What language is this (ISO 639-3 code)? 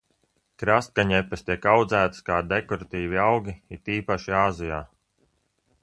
lav